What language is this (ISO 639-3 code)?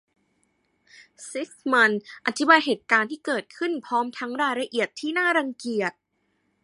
tha